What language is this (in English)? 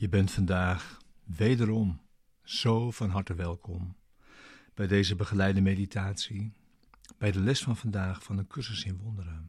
Dutch